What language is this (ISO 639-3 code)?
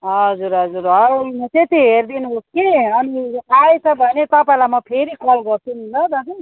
nep